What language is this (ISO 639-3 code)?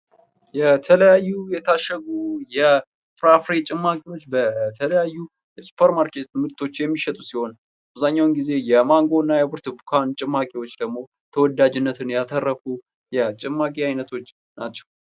amh